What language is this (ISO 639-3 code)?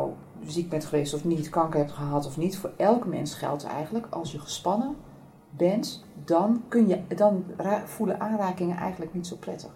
nld